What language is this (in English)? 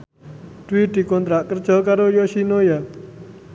Javanese